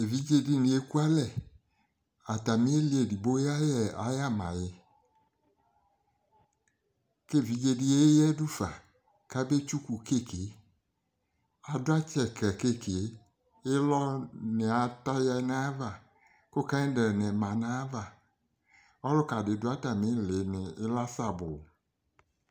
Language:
Ikposo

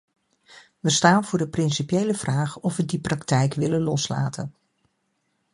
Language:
Dutch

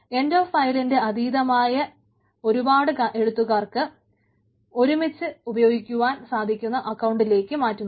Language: Malayalam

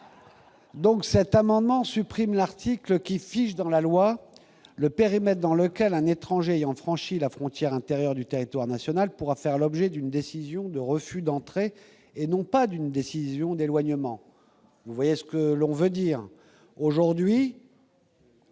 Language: French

